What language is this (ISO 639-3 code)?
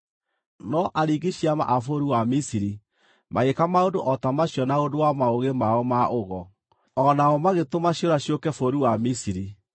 kik